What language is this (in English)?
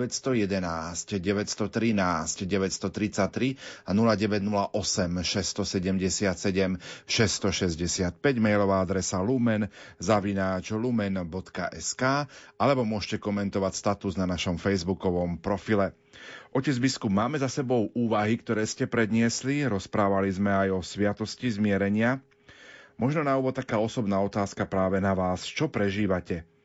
Slovak